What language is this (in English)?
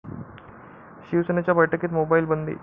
Marathi